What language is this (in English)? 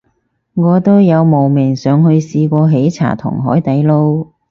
Cantonese